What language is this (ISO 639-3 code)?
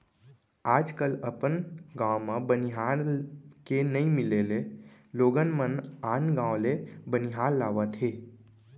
hne